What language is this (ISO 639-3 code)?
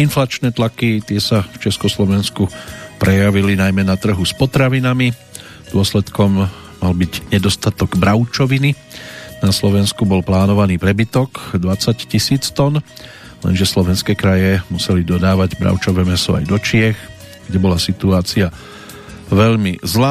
slk